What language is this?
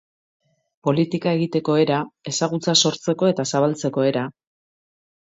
Basque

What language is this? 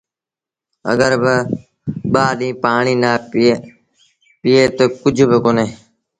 Sindhi Bhil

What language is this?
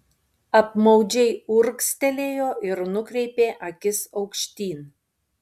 Lithuanian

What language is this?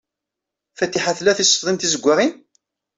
Kabyle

